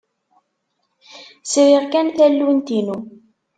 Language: Kabyle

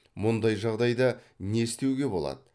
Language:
Kazakh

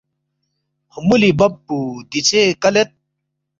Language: Balti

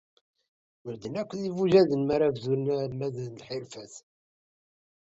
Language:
Kabyle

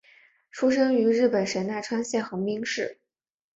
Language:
Chinese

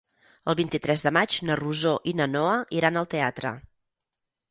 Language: Catalan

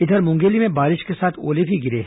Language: Hindi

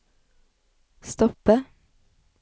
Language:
Norwegian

